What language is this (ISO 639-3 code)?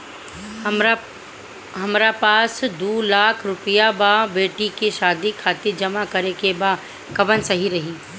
bho